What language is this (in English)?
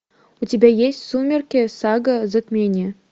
Russian